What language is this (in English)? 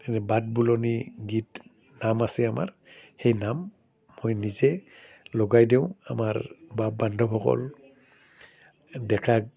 Assamese